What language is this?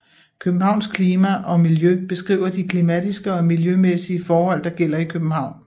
Danish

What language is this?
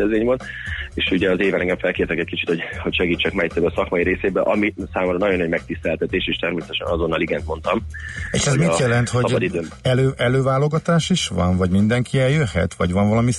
Hungarian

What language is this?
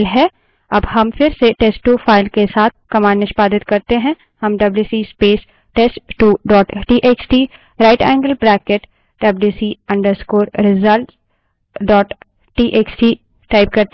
Hindi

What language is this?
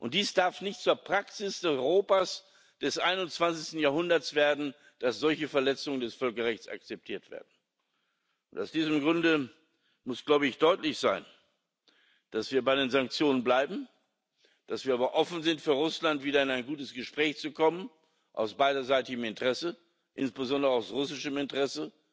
German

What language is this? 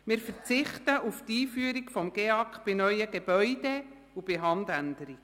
Swiss German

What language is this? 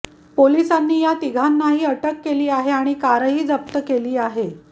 Marathi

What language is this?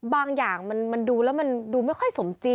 Thai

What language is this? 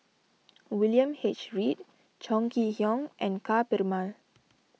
English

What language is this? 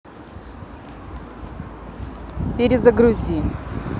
Russian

